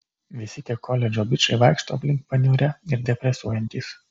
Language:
Lithuanian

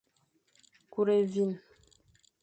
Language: Fang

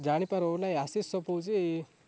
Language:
Odia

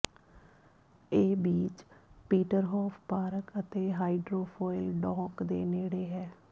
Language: Punjabi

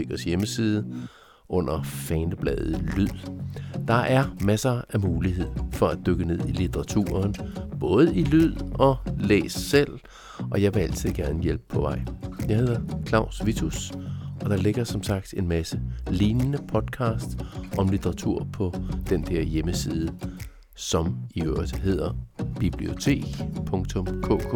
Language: Danish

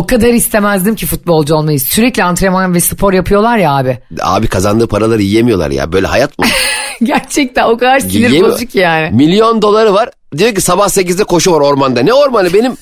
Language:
Turkish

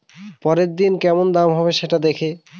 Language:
Bangla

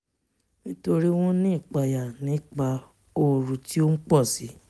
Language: Yoruba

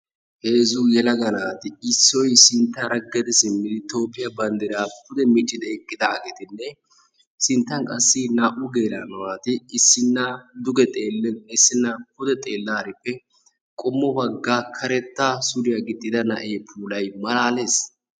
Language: Wolaytta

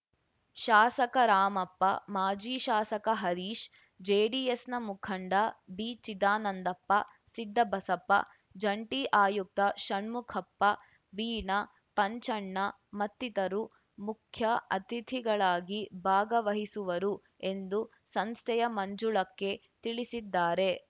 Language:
Kannada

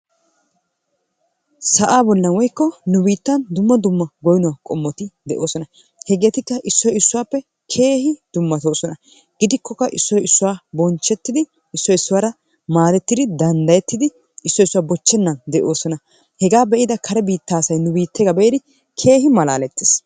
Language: Wolaytta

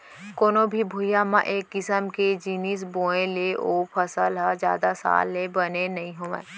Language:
Chhattisgarhi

